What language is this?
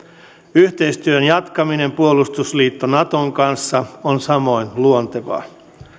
Finnish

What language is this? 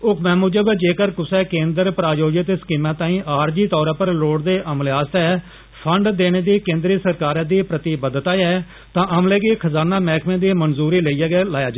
Dogri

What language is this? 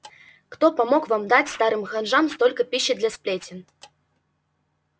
Russian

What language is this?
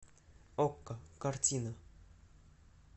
Russian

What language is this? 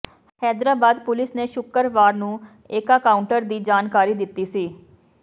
Punjabi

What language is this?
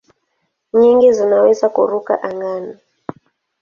Swahili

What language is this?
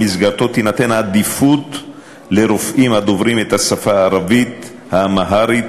Hebrew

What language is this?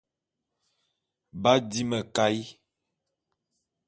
Bulu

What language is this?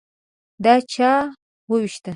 Pashto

